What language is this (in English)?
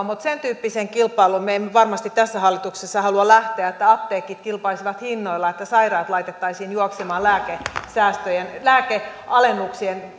Finnish